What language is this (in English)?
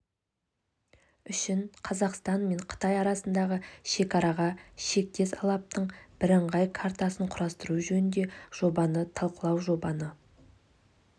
Kazakh